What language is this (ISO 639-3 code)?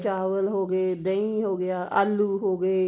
pan